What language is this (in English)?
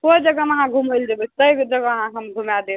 Maithili